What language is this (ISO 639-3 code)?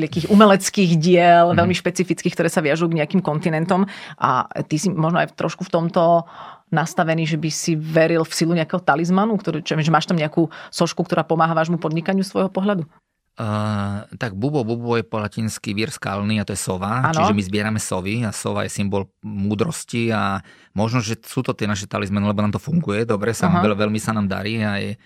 slk